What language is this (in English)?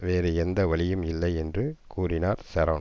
Tamil